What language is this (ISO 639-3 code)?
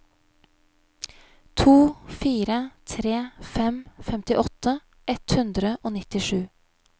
nor